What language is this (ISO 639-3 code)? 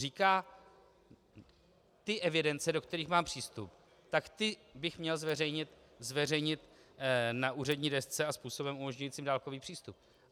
ces